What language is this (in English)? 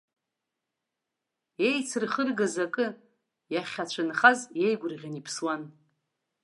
Abkhazian